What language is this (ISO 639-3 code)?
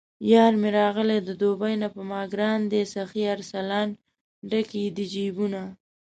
pus